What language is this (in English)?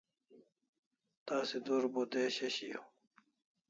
Kalasha